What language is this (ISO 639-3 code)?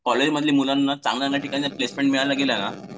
mar